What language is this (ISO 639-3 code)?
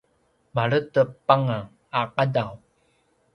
pwn